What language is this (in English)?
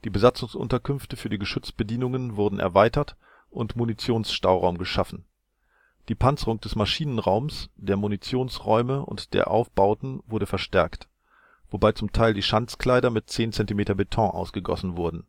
German